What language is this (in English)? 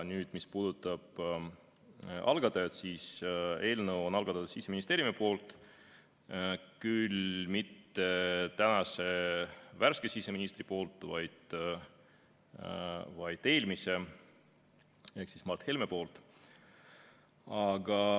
Estonian